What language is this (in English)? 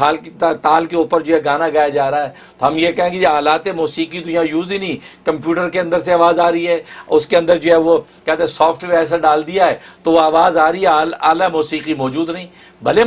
Urdu